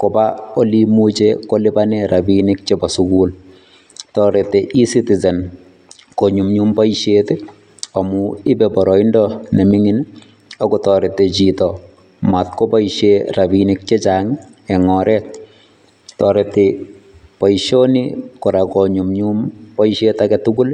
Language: Kalenjin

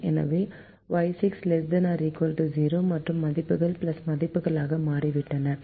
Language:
Tamil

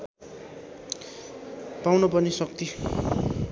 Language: Nepali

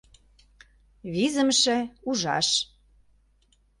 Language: Mari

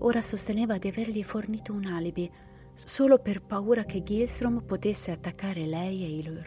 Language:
Italian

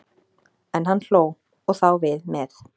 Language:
Icelandic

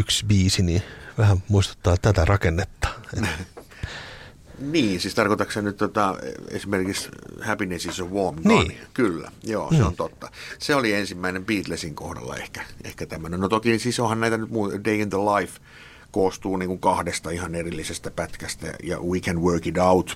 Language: Finnish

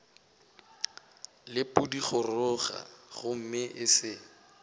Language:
Northern Sotho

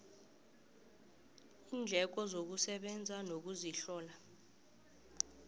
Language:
South Ndebele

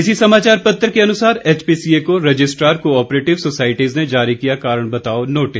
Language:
Hindi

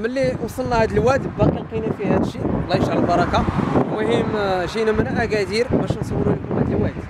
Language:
Arabic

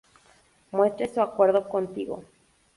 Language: Spanish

